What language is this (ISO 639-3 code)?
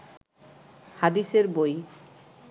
ben